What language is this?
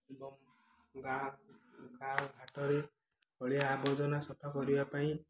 Odia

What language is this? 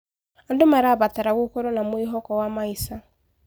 Kikuyu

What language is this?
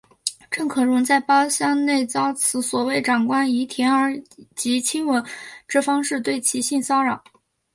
Chinese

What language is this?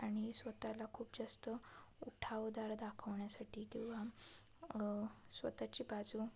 Marathi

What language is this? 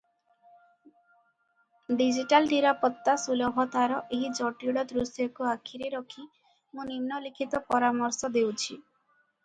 Odia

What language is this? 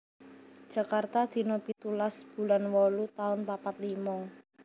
Javanese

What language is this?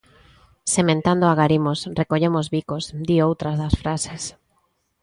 Galician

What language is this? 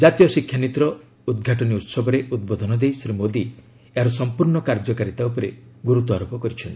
Odia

